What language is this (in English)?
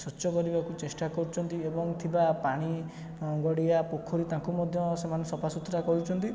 Odia